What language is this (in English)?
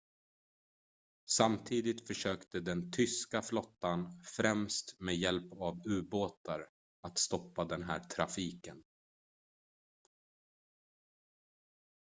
Swedish